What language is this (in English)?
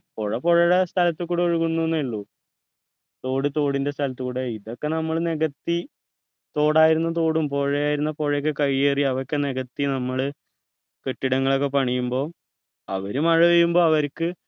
Malayalam